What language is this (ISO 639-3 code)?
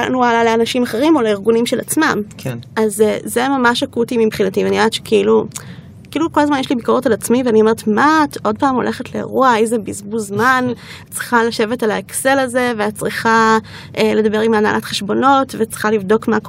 heb